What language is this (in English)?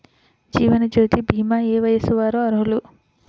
Telugu